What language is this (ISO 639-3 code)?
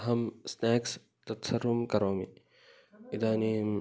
san